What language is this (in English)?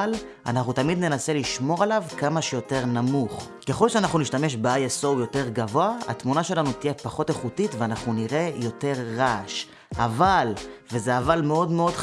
Hebrew